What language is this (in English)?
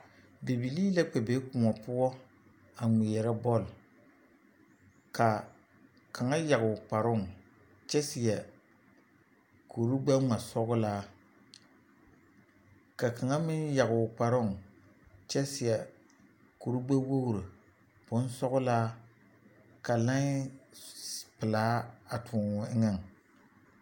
Southern Dagaare